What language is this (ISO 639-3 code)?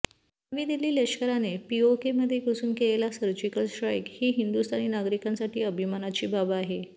mar